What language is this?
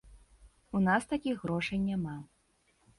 Belarusian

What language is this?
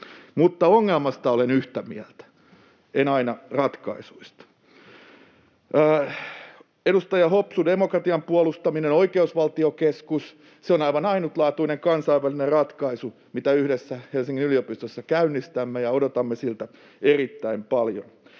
Finnish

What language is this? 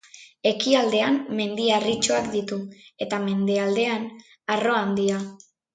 Basque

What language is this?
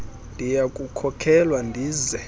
Xhosa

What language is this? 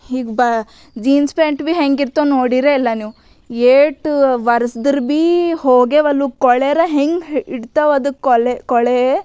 Kannada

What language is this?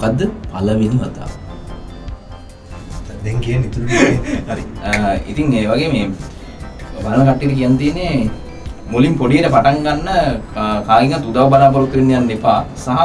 Indonesian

